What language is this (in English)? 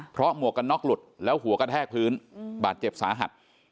Thai